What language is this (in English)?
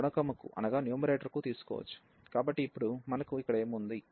Telugu